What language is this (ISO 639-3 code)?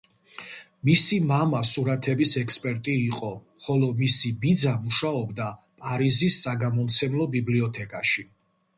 kat